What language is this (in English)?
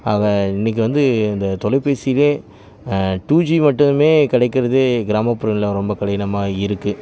Tamil